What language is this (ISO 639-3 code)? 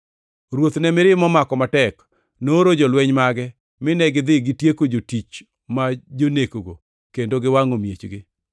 luo